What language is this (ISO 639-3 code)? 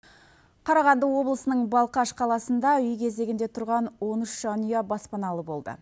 kaz